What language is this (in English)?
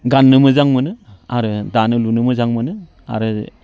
Bodo